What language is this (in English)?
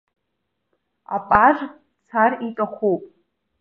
Abkhazian